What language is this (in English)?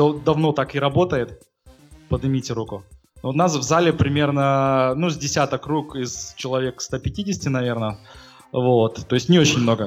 Russian